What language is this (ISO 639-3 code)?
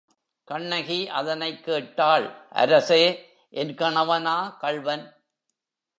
tam